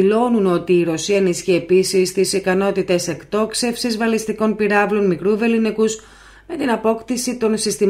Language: Greek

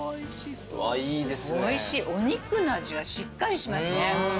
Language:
Japanese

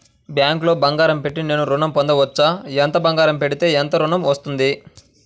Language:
Telugu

